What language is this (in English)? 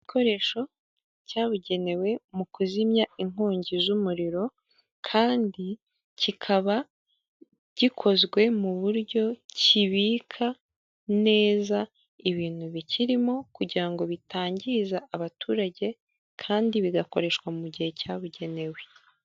Kinyarwanda